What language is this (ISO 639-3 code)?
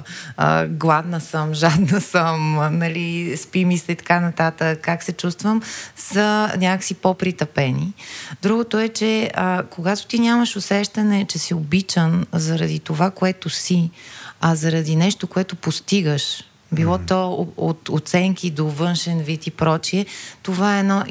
bul